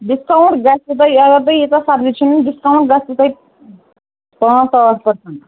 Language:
Kashmiri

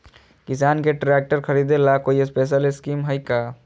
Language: Magahi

